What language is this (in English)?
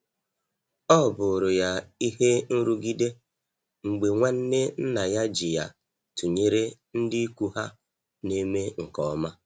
Igbo